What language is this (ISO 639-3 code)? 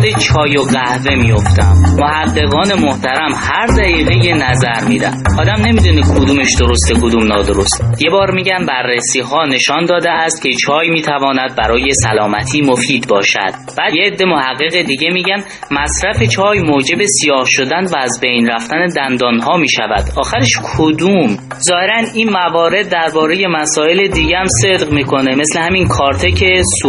fas